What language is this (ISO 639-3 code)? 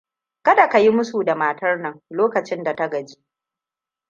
hau